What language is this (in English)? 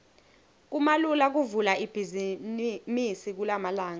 Swati